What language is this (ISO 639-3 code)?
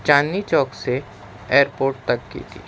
urd